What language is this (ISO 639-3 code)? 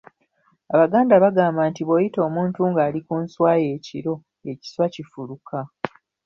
lug